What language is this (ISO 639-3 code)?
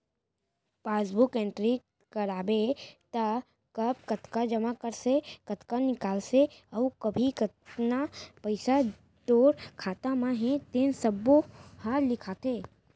hne